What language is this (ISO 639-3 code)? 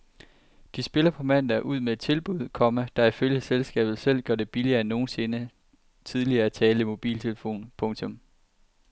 dan